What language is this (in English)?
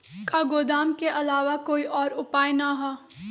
Magahi